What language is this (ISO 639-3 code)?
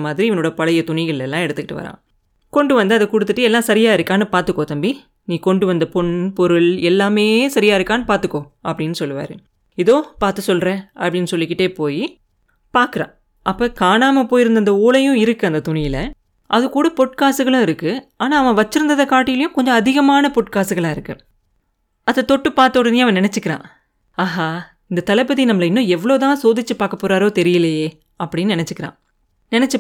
tam